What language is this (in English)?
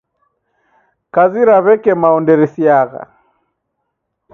Taita